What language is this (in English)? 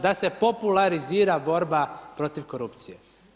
Croatian